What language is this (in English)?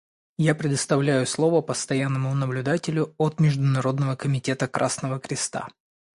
Russian